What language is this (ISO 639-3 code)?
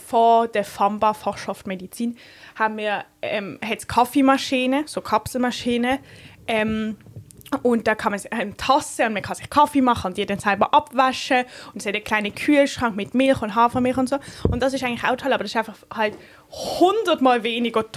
deu